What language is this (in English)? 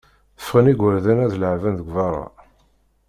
Kabyle